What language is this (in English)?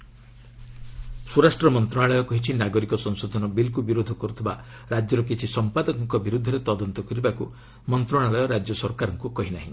Odia